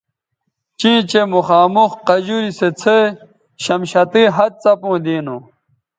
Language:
Bateri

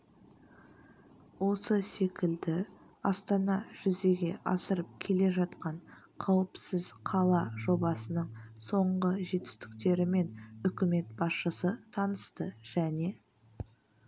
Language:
Kazakh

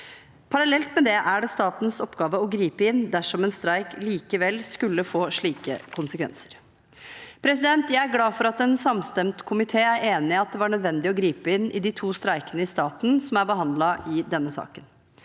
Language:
Norwegian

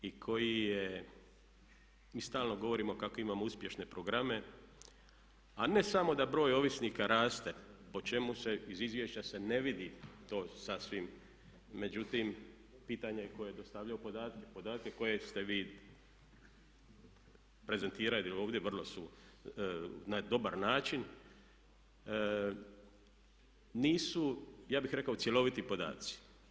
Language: Croatian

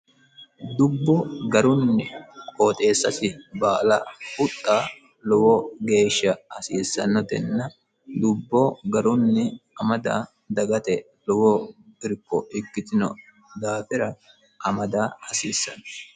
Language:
Sidamo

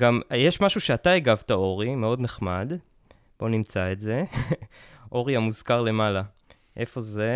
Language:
Hebrew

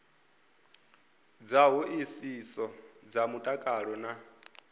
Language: Venda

